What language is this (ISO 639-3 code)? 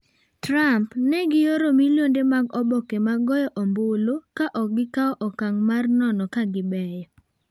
luo